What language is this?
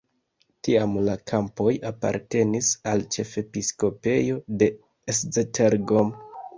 Esperanto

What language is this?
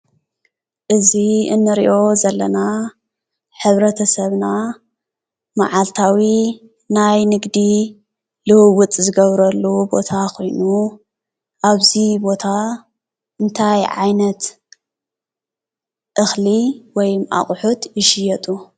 Tigrinya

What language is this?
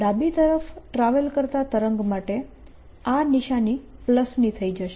Gujarati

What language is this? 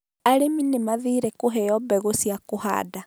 Kikuyu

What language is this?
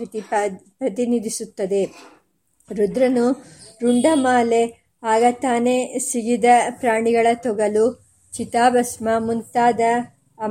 Kannada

